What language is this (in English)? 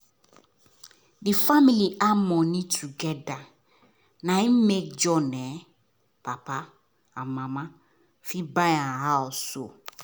Nigerian Pidgin